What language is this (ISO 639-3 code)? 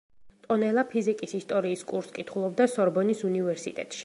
kat